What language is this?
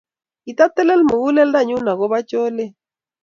Kalenjin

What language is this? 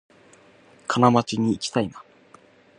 Japanese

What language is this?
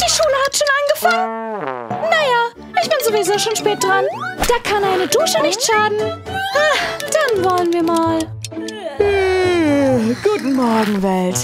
German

